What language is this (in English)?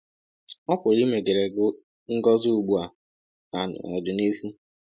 Igbo